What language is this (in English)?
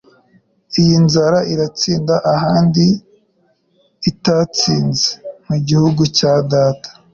Kinyarwanda